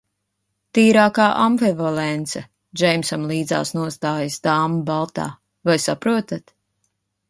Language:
Latvian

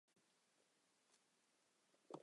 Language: Chinese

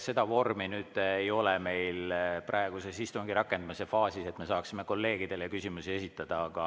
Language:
Estonian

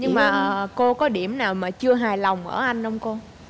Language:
Vietnamese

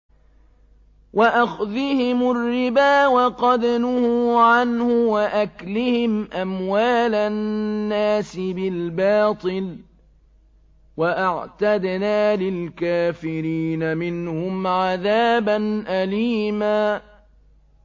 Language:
Arabic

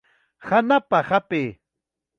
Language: Chiquián Ancash Quechua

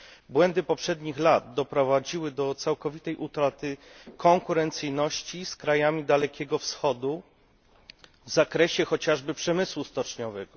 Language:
Polish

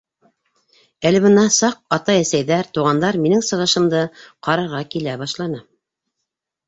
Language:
Bashkir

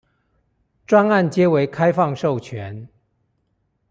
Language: Chinese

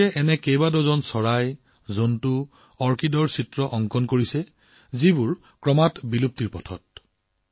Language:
Assamese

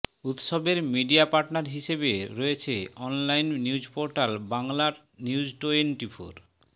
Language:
Bangla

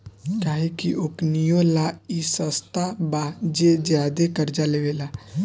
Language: Bhojpuri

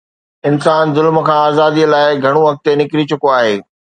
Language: Sindhi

